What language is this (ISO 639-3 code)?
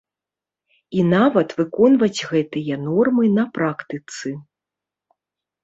bel